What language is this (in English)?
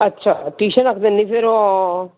Punjabi